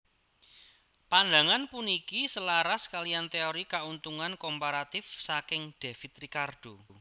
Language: Javanese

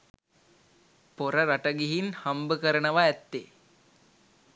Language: Sinhala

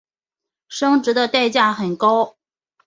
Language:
Chinese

